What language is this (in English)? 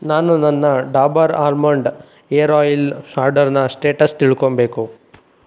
Kannada